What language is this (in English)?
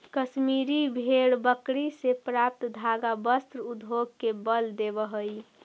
Magahi